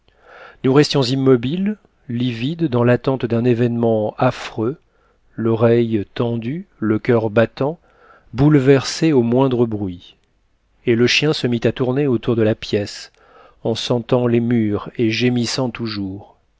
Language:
French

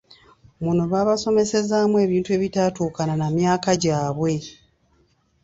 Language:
Ganda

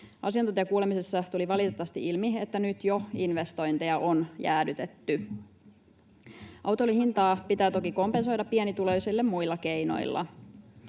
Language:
Finnish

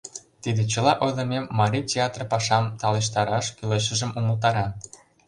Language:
Mari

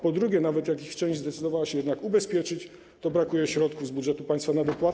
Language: Polish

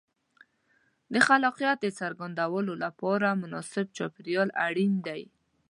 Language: Pashto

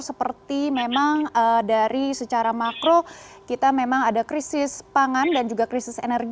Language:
Indonesian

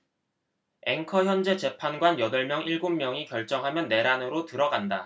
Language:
Korean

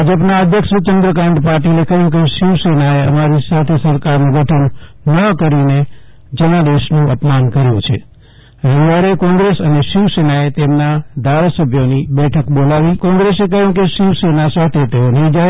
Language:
Gujarati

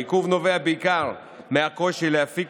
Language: Hebrew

